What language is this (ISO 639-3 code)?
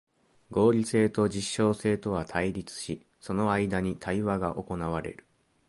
jpn